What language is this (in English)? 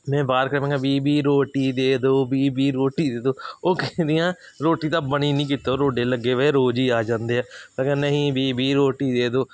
Punjabi